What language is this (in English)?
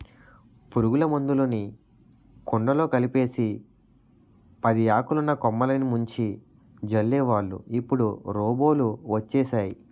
Telugu